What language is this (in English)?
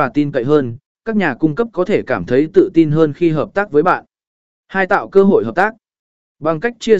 Vietnamese